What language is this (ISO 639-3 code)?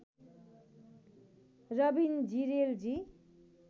nep